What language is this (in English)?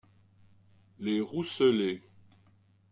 French